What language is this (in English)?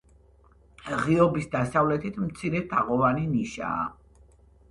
Georgian